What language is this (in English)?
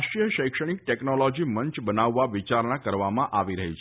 Gujarati